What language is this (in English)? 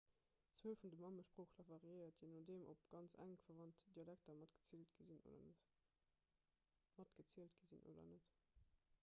Luxembourgish